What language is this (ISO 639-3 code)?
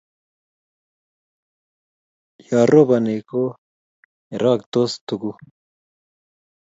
kln